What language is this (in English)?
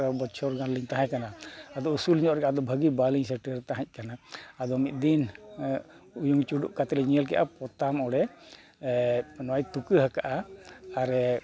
Santali